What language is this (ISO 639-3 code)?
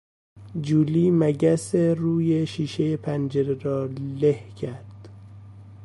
fas